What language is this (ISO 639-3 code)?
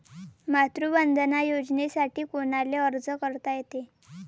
mar